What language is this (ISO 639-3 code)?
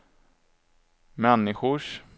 swe